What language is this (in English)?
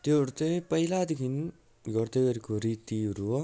Nepali